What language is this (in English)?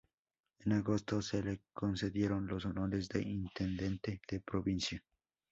Spanish